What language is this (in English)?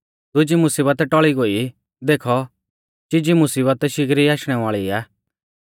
Mahasu Pahari